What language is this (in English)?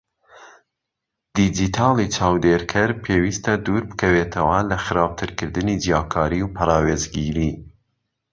Central Kurdish